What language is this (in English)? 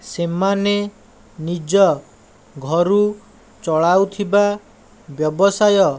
Odia